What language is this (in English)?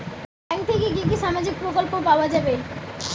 Bangla